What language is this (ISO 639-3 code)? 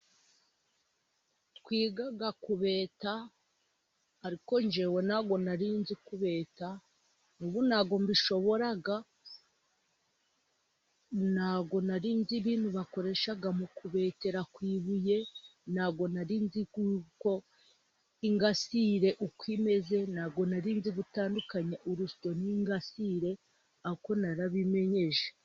kin